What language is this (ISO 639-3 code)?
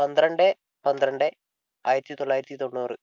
mal